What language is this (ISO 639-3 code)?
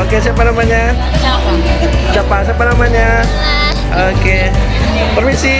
ind